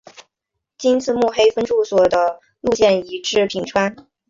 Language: Chinese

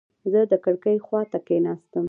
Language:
Pashto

